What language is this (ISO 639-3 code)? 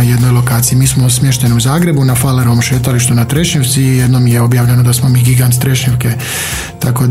hrv